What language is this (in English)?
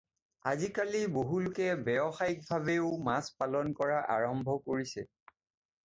Assamese